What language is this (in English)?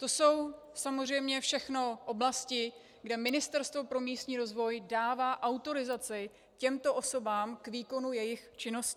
Czech